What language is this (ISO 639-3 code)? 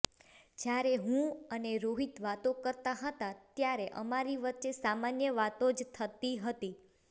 guj